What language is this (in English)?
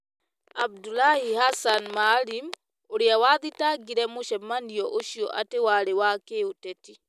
Kikuyu